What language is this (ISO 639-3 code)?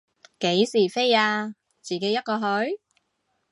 yue